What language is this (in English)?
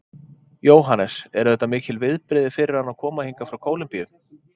Icelandic